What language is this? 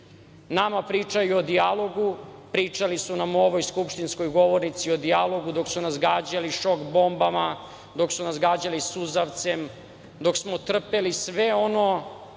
Serbian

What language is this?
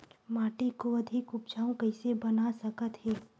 Chhattisgarhi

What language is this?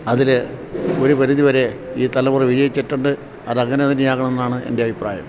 Malayalam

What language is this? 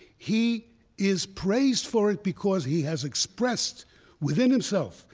English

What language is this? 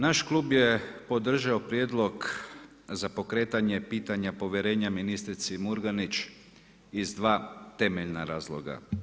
Croatian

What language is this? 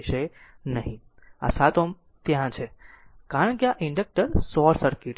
Gujarati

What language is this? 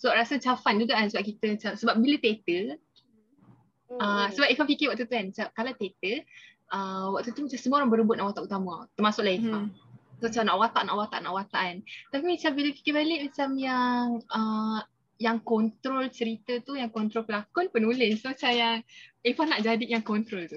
Malay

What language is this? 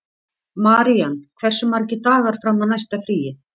Icelandic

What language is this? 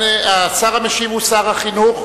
Hebrew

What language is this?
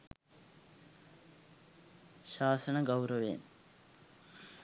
Sinhala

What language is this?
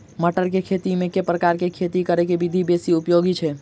Maithili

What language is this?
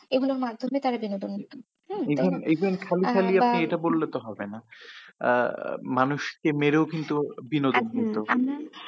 Bangla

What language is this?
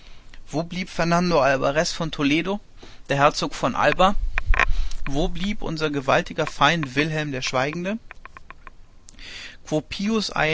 German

